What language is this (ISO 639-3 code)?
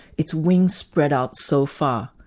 eng